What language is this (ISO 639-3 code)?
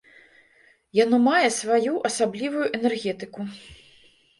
bel